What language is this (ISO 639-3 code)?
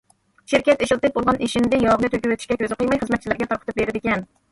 uig